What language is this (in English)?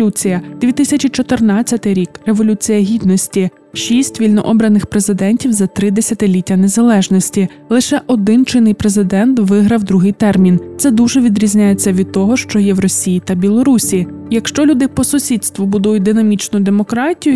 Ukrainian